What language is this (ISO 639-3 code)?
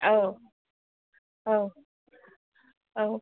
brx